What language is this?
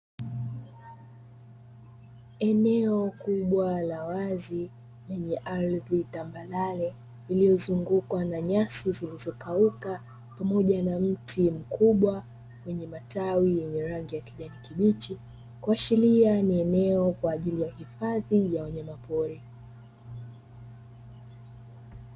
Swahili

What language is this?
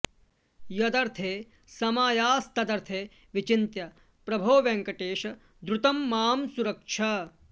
Sanskrit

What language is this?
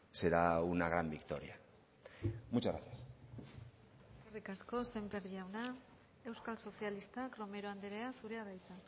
Basque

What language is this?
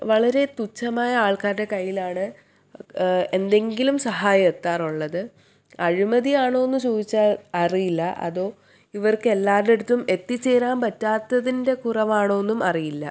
Malayalam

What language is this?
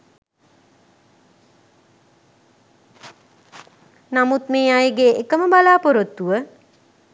Sinhala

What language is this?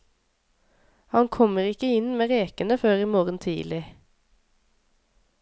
Norwegian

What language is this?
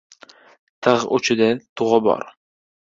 Uzbek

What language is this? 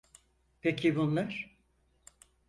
Turkish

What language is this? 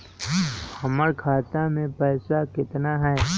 Magahi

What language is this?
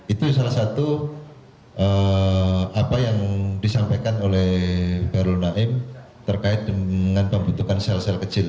Indonesian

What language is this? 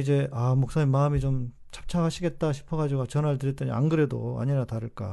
Korean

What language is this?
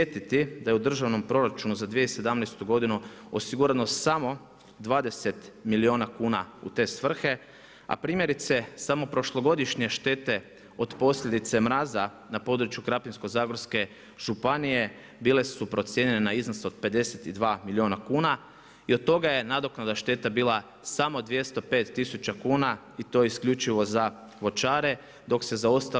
Croatian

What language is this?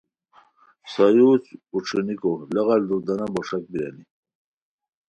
Khowar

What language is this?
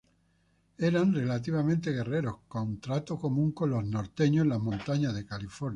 Spanish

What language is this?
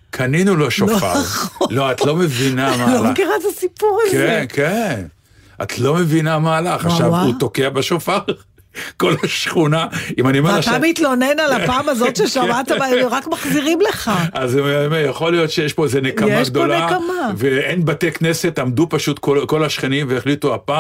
Hebrew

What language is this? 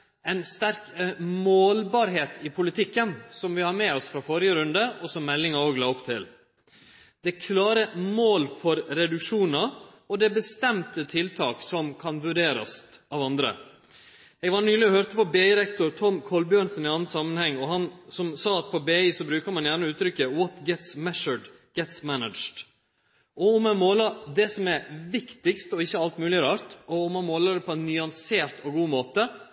Norwegian Nynorsk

